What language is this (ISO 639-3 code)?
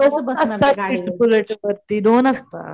mar